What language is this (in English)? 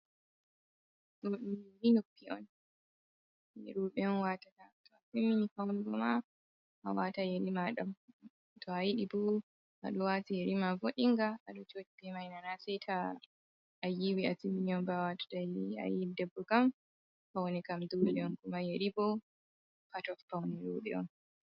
Fula